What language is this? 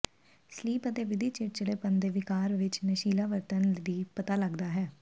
Punjabi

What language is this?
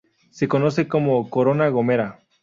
Spanish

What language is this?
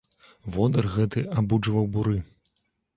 Belarusian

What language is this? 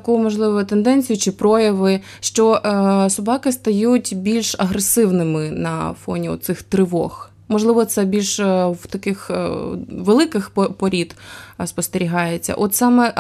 Ukrainian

